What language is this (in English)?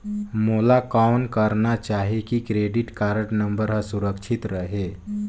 Chhattisgarhi